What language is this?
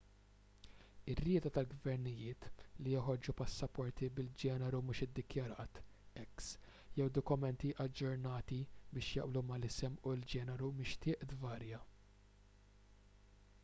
Maltese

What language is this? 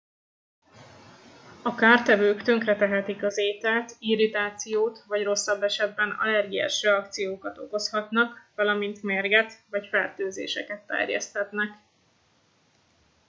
Hungarian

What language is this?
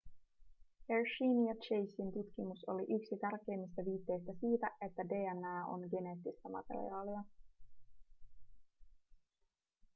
Finnish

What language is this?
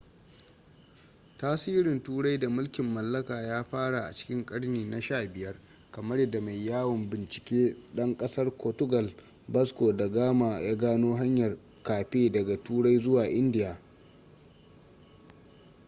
Hausa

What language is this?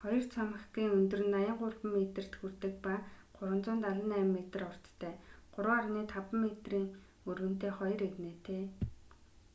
Mongolian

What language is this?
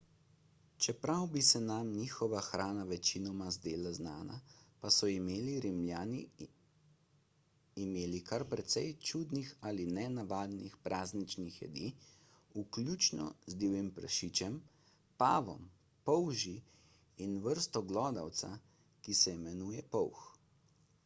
Slovenian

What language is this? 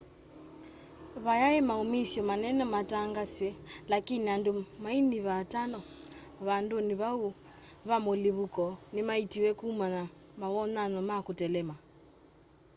Kamba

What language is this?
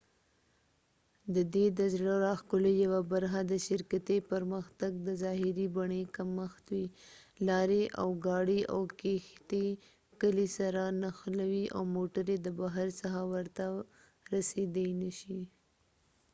Pashto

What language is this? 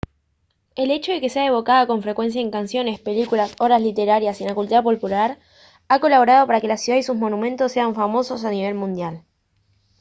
Spanish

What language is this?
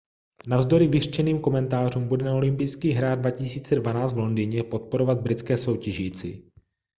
Czech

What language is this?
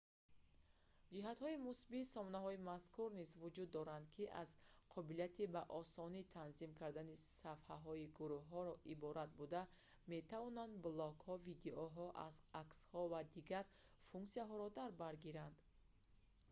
Tajik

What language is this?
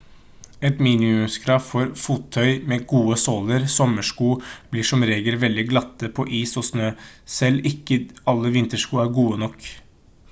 Norwegian Bokmål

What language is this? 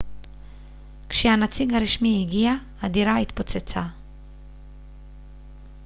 Hebrew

